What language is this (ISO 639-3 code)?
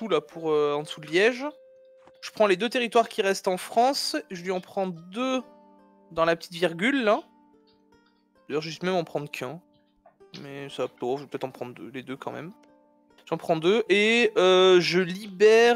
fra